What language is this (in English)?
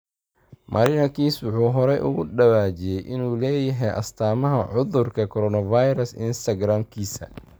Somali